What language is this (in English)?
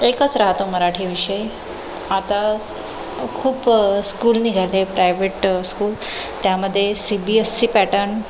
Marathi